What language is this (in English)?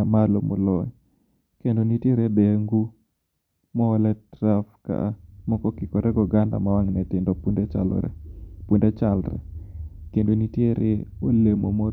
Luo (Kenya and Tanzania)